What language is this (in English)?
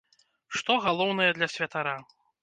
Belarusian